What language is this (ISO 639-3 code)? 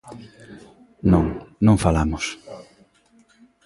glg